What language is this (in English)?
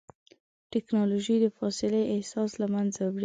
Pashto